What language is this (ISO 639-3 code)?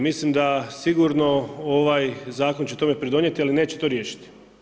hrv